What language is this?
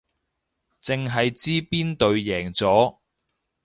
Cantonese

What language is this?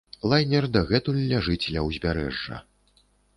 Belarusian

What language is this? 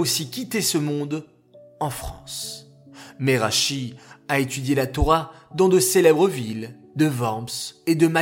French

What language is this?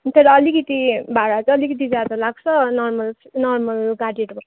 Nepali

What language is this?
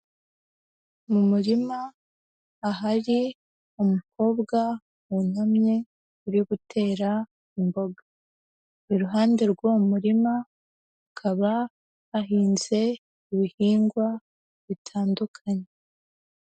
Kinyarwanda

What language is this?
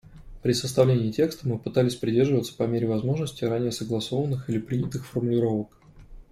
Russian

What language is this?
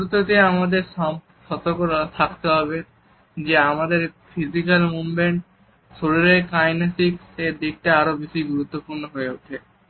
Bangla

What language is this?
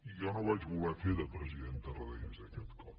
Catalan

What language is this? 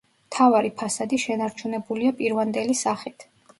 Georgian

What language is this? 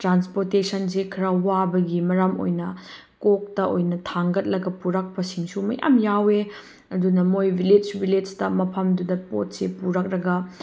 Manipuri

